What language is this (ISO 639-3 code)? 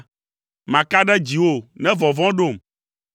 ewe